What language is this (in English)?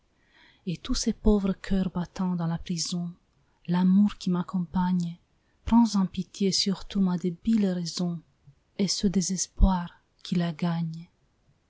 French